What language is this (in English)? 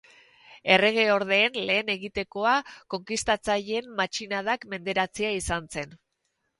Basque